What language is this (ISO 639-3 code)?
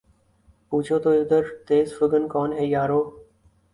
urd